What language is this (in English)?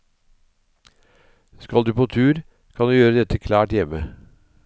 Norwegian